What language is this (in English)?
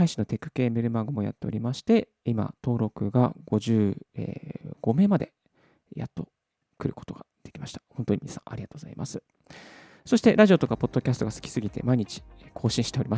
Japanese